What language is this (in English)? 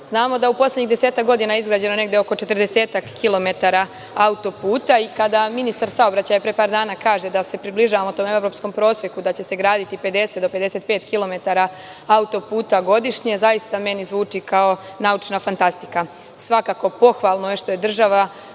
Serbian